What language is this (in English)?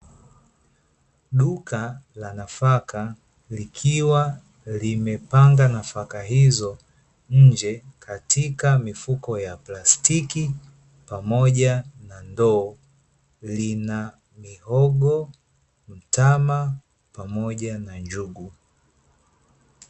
Swahili